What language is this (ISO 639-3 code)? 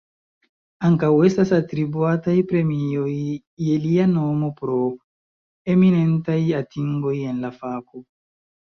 epo